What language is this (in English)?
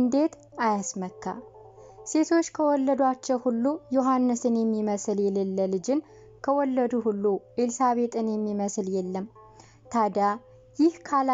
Arabic